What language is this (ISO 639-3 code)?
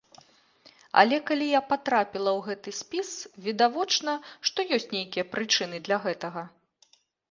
bel